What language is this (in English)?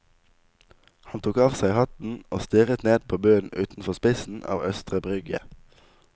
Norwegian